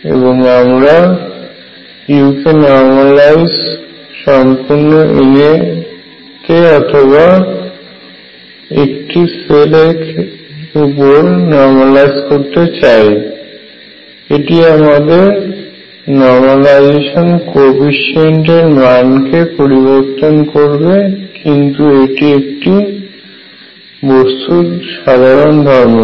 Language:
Bangla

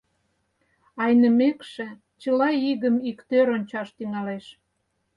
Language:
Mari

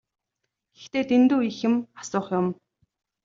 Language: Mongolian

